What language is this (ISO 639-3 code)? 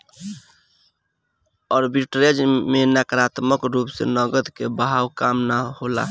bho